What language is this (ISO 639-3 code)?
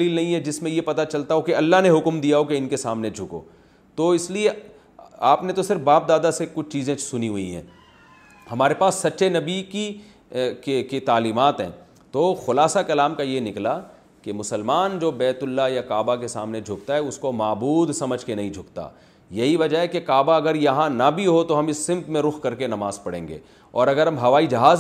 urd